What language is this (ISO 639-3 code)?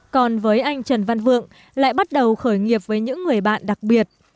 vie